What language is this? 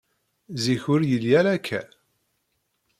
Kabyle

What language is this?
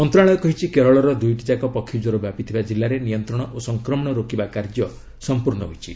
Odia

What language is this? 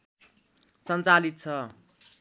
Nepali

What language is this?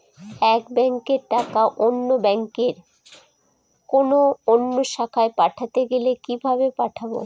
Bangla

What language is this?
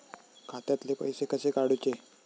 Marathi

